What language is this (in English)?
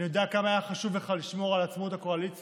Hebrew